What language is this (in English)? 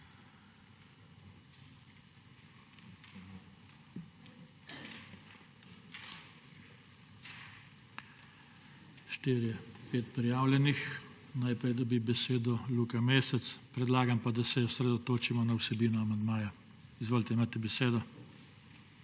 Slovenian